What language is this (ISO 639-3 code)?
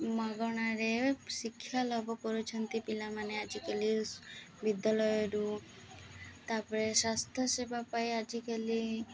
ori